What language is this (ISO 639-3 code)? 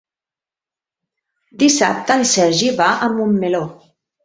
cat